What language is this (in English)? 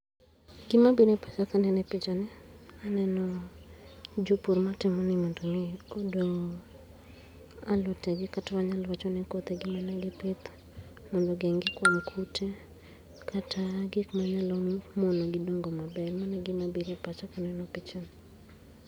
Luo (Kenya and Tanzania)